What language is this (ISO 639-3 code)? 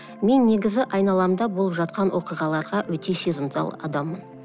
kaz